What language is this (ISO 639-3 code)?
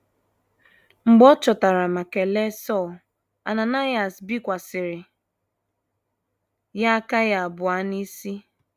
ibo